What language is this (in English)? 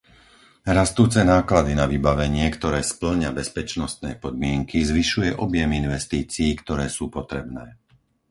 Slovak